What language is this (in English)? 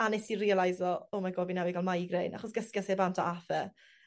Welsh